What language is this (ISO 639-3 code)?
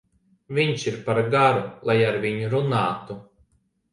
lav